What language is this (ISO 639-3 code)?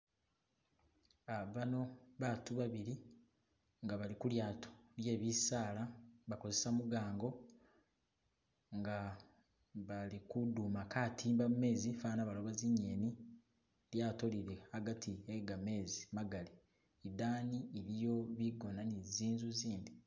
myx